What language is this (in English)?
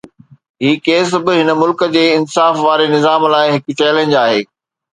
Sindhi